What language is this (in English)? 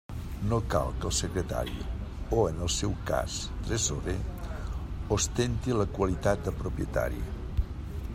Catalan